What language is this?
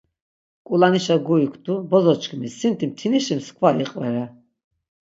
Laz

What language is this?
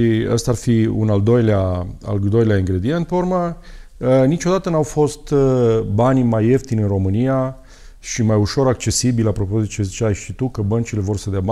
Romanian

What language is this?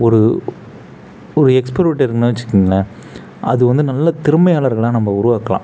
Tamil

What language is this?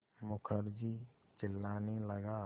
Hindi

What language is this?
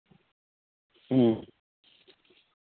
Santali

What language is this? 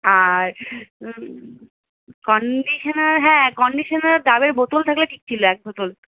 Bangla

